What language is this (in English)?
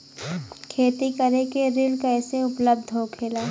Bhojpuri